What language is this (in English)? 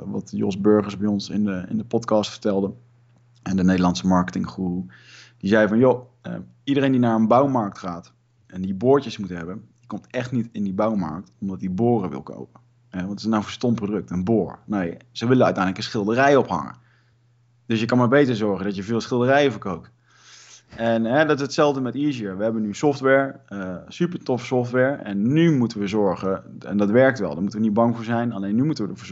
Dutch